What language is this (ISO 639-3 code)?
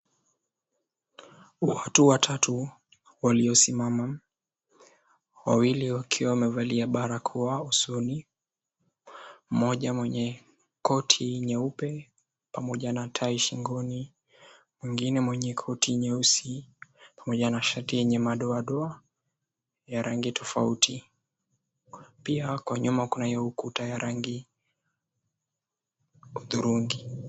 swa